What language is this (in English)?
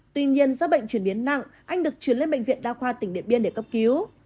Vietnamese